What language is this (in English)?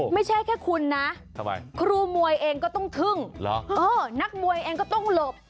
Thai